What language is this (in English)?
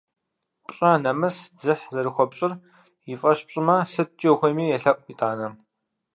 Kabardian